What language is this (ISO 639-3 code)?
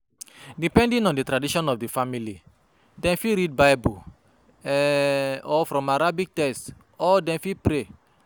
pcm